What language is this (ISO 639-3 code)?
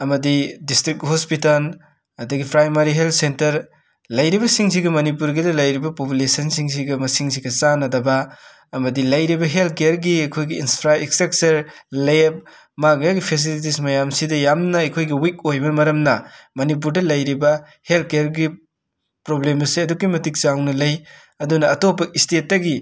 mni